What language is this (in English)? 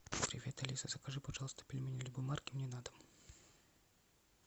Russian